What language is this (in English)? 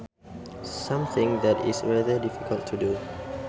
Sundanese